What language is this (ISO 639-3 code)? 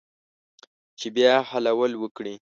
pus